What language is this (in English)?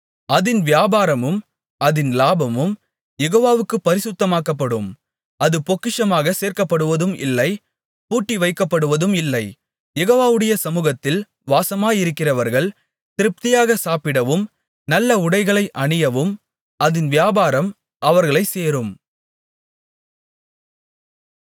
Tamil